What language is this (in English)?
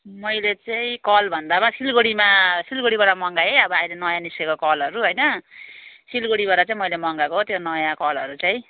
Nepali